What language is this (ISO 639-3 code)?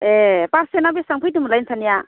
brx